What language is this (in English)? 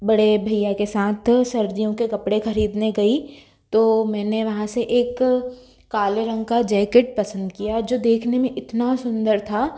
Hindi